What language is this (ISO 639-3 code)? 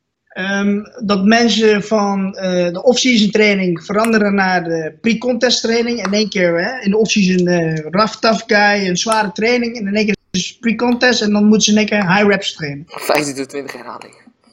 nld